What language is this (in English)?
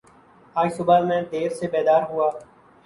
Urdu